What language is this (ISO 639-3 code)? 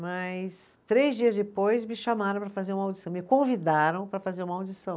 por